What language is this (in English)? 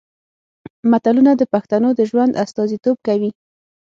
Pashto